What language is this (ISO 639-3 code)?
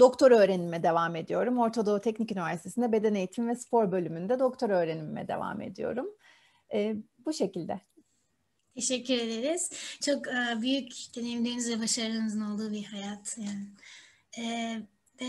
tur